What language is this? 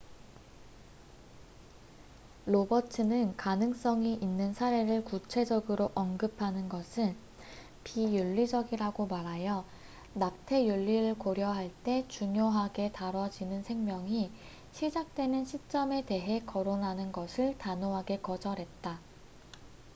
Korean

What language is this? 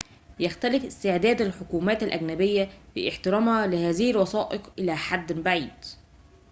Arabic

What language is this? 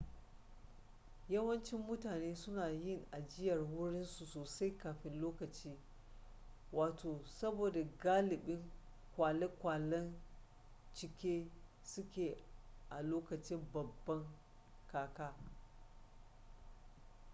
Hausa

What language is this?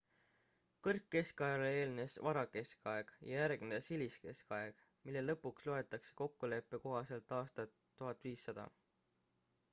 Estonian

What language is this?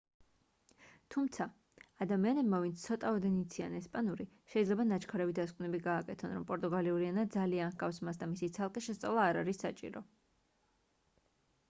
Georgian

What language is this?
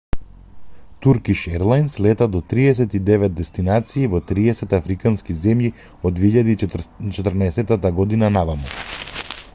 Macedonian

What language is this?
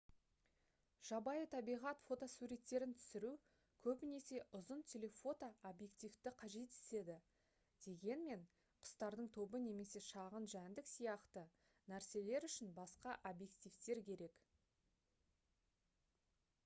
Kazakh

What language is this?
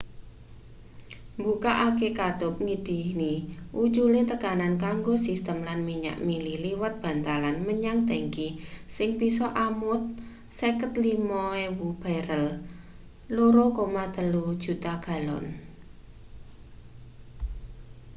Javanese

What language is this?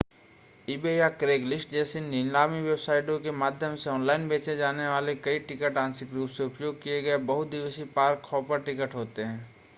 Hindi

